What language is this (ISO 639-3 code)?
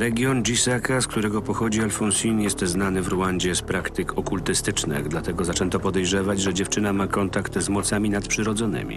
pol